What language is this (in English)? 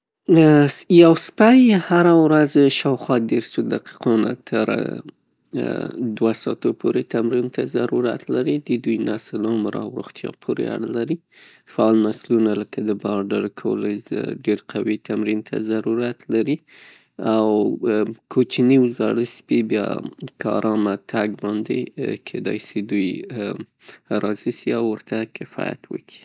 Pashto